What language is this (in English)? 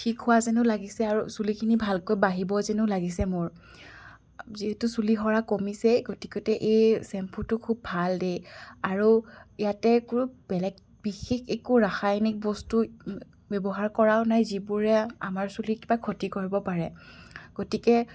Assamese